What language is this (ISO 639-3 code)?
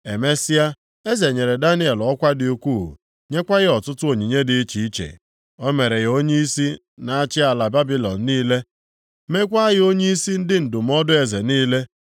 ibo